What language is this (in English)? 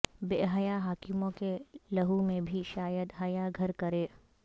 Urdu